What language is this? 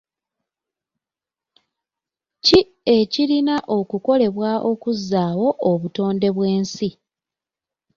Ganda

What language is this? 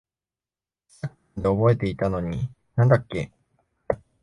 Japanese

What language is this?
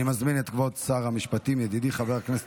Hebrew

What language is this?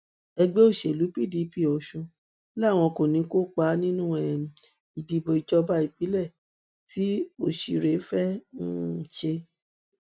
Yoruba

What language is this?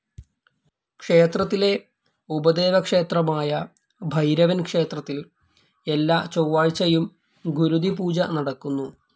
Malayalam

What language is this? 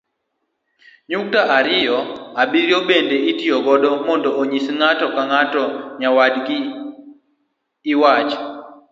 Luo (Kenya and Tanzania)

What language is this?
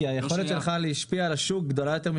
Hebrew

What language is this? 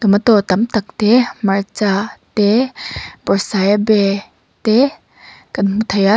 Mizo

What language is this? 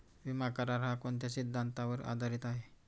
Marathi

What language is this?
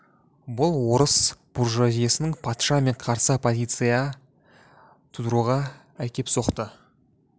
Kazakh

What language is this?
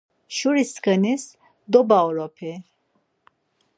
Laz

